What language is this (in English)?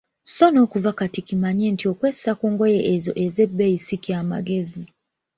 Ganda